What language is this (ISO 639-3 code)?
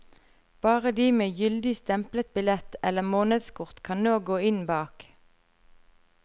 nor